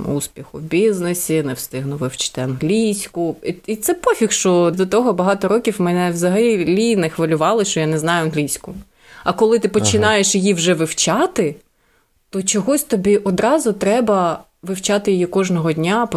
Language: Ukrainian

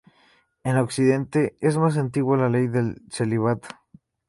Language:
Spanish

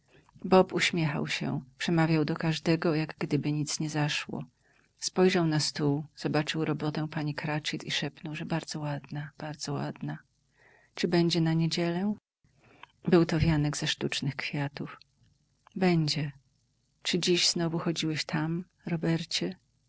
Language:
Polish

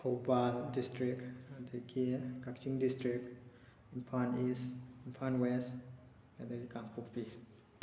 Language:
Manipuri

